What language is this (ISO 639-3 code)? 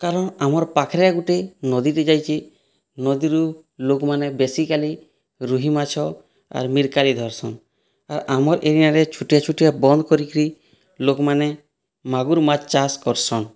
ori